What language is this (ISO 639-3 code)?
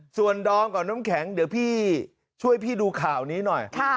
tha